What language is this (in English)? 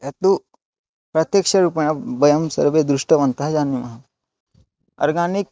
Sanskrit